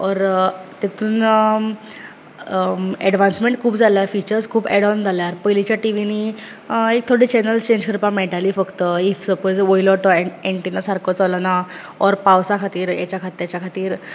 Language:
Konkani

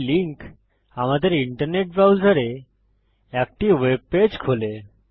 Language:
Bangla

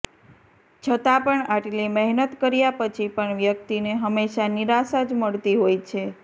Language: Gujarati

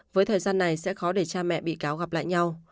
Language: Vietnamese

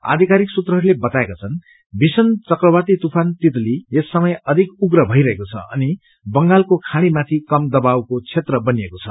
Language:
Nepali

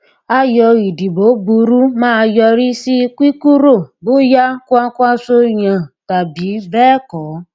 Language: Yoruba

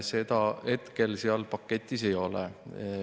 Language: Estonian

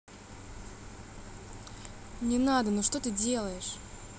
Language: Russian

